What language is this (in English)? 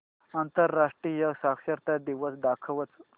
Marathi